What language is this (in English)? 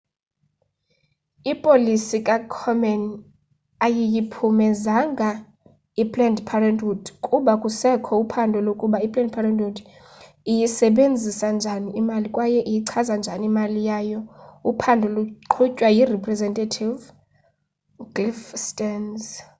Xhosa